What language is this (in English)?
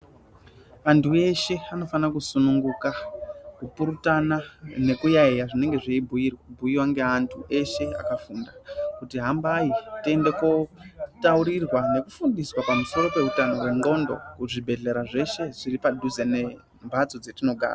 Ndau